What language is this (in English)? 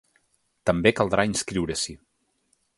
Catalan